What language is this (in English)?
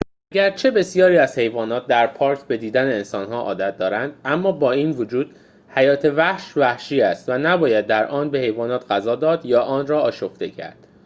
Persian